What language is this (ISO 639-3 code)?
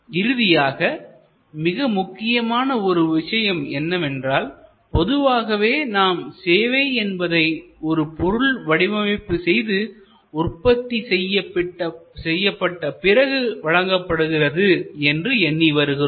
tam